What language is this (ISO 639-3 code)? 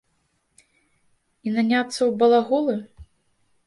bel